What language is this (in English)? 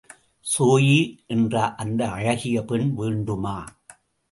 Tamil